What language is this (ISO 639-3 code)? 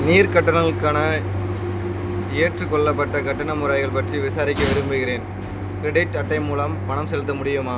tam